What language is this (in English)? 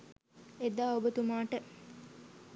Sinhala